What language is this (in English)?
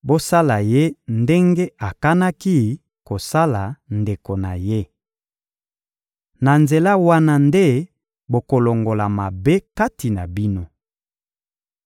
Lingala